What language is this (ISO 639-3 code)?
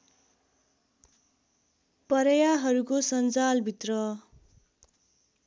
nep